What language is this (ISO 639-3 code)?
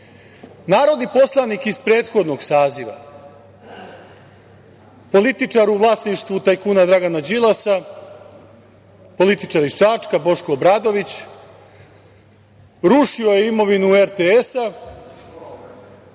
srp